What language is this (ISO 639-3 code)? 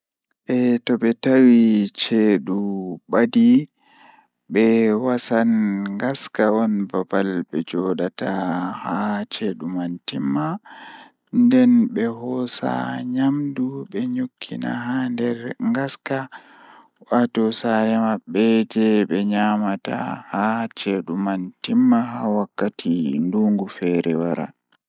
ful